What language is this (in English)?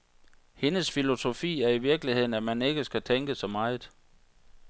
Danish